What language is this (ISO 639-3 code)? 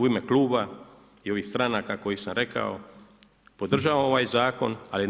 hrv